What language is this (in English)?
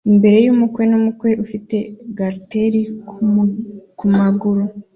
Kinyarwanda